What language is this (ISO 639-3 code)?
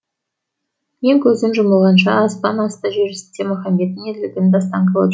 kaz